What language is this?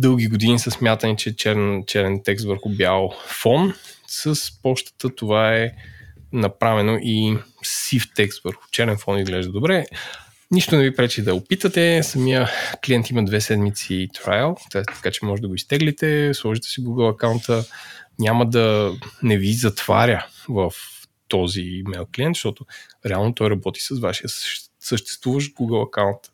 Bulgarian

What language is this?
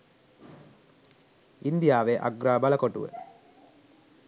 Sinhala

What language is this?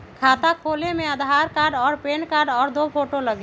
Magahi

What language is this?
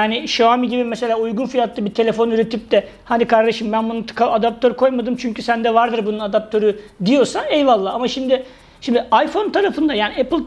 Turkish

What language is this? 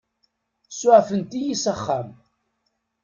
Kabyle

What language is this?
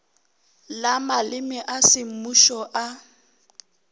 Northern Sotho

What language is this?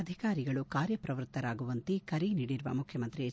Kannada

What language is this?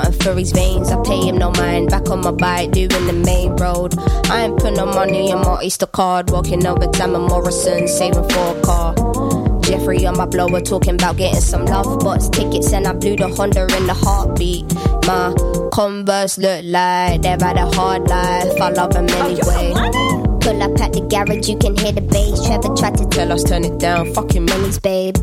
Polish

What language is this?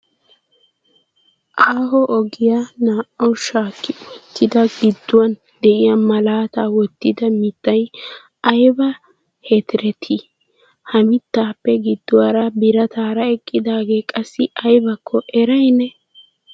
Wolaytta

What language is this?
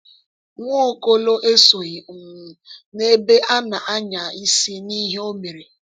Igbo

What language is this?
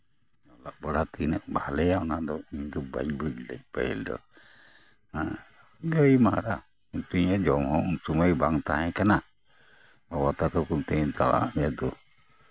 Santali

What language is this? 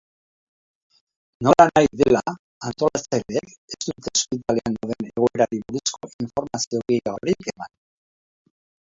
Basque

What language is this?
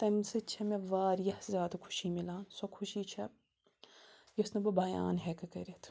Kashmiri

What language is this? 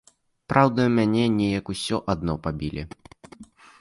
Belarusian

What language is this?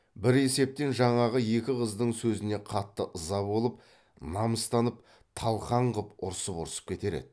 Kazakh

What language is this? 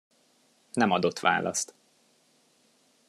Hungarian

